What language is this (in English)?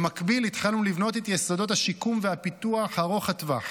Hebrew